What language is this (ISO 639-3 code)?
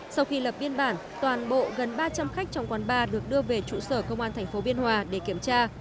vie